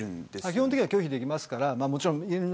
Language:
Japanese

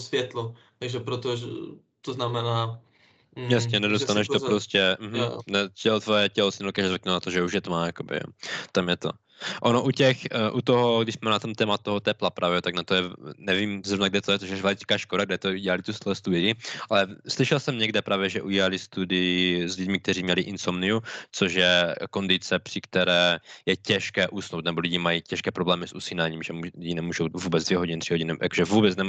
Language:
Czech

